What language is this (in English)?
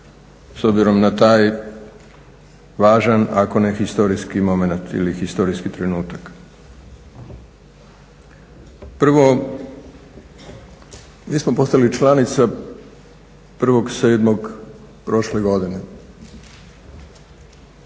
Croatian